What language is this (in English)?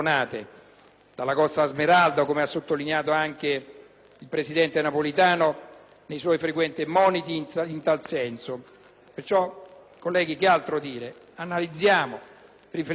Italian